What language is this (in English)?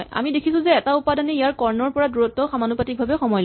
Assamese